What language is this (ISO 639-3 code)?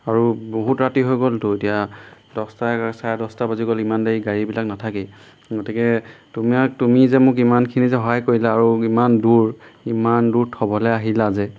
asm